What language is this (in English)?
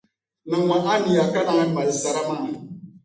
Dagbani